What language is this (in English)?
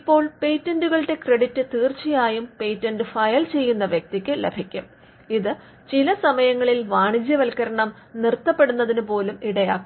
Malayalam